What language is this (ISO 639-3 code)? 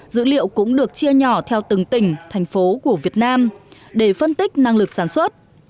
vie